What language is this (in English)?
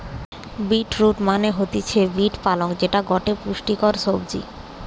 Bangla